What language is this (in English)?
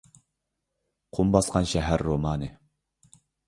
Uyghur